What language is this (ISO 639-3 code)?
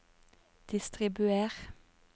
nor